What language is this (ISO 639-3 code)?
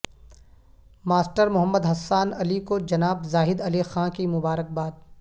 urd